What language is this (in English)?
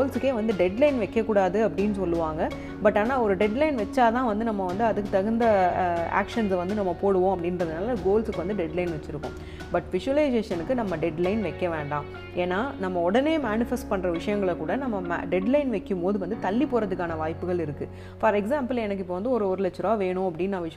Tamil